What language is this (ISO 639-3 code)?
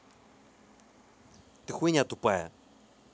rus